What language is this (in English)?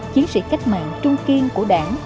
Vietnamese